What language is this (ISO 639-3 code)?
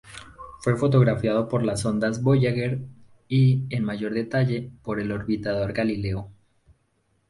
spa